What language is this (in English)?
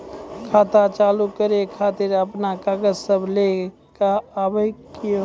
Maithili